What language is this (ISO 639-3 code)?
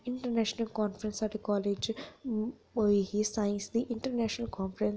doi